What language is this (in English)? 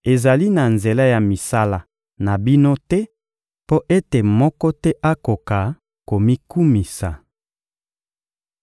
Lingala